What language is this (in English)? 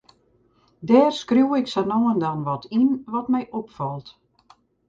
Western Frisian